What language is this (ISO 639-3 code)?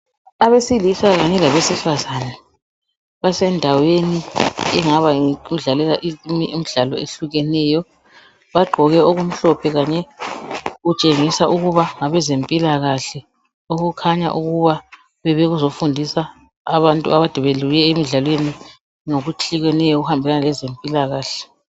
nde